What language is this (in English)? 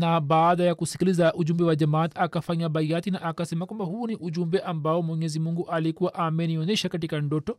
Swahili